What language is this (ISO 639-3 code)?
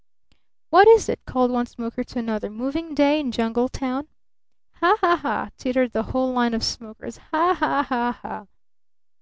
eng